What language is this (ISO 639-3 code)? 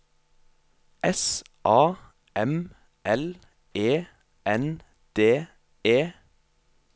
nor